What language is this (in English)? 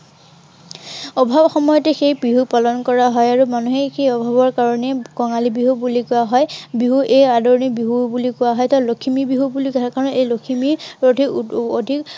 Assamese